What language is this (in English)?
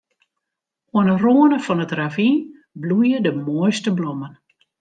Western Frisian